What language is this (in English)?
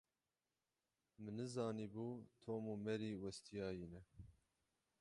Kurdish